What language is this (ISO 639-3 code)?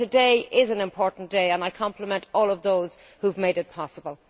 eng